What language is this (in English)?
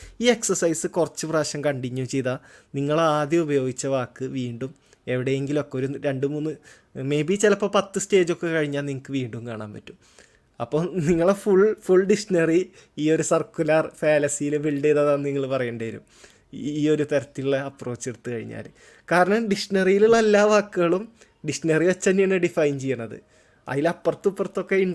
Malayalam